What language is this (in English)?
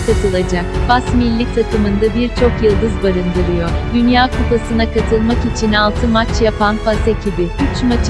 Turkish